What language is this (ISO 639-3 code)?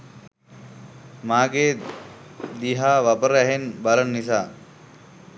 sin